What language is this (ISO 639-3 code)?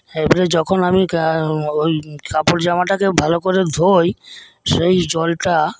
ben